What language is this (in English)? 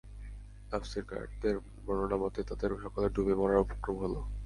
Bangla